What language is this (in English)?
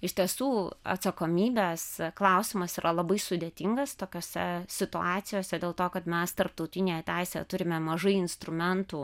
Lithuanian